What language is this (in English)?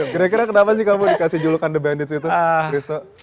Indonesian